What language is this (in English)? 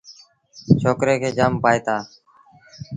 Sindhi Bhil